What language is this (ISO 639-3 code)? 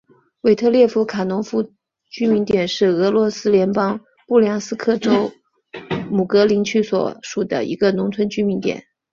zho